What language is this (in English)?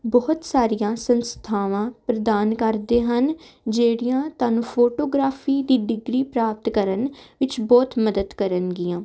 Punjabi